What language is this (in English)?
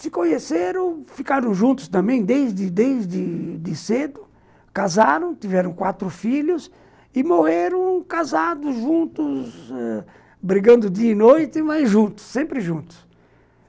Portuguese